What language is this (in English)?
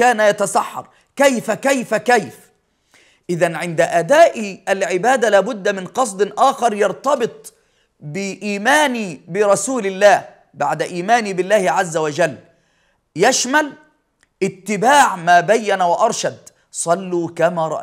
Arabic